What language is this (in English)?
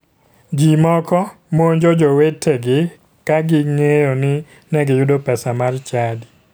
Luo (Kenya and Tanzania)